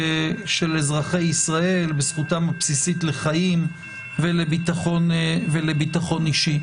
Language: Hebrew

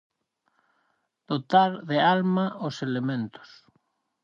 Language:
Galician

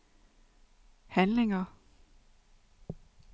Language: Danish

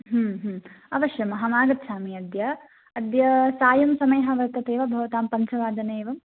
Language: Sanskrit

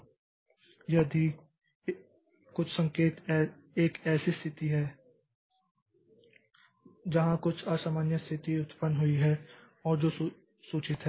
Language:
Hindi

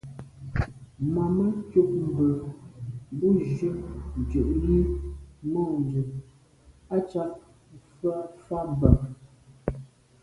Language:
Medumba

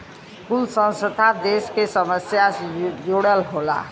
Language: Bhojpuri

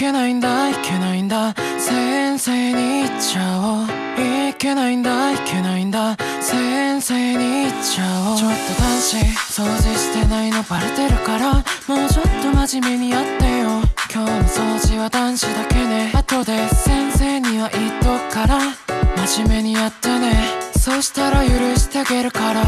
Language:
Korean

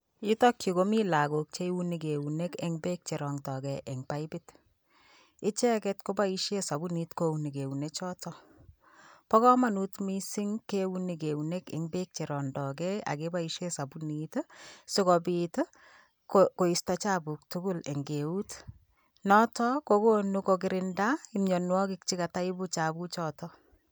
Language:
Kalenjin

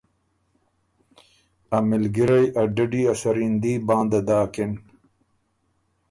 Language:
Ormuri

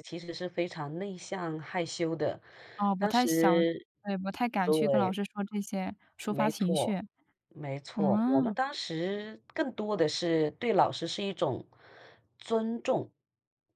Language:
Chinese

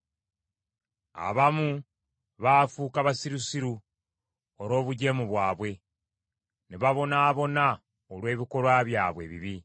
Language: Ganda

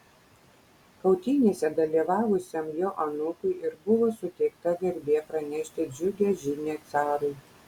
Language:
Lithuanian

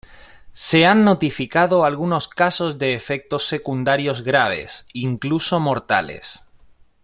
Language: Spanish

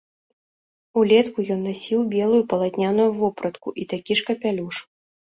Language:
Belarusian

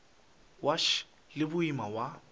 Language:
Northern Sotho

